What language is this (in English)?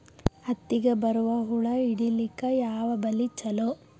Kannada